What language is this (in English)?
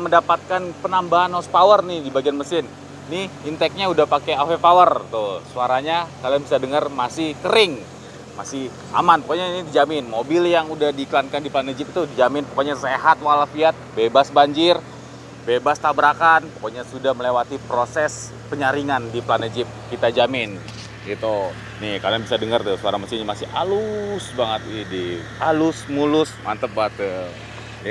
Indonesian